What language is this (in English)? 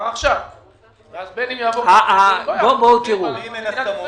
Hebrew